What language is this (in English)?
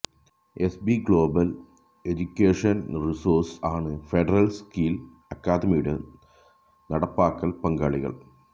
Malayalam